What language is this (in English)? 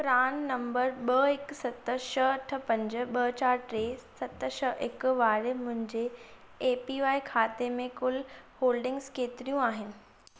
Sindhi